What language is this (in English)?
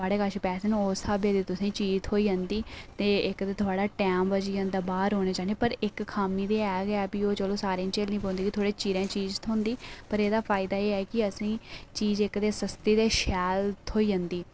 Dogri